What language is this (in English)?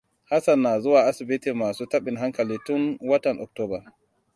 Hausa